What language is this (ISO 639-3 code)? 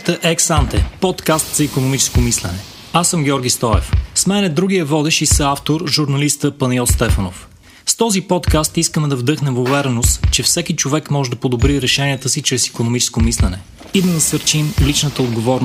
bul